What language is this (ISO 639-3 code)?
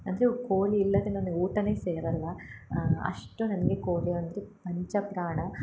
kan